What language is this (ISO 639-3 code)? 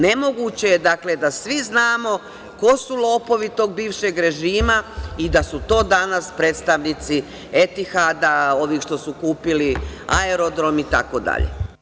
srp